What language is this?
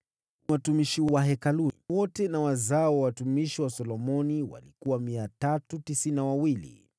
Swahili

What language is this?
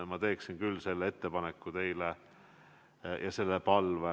Estonian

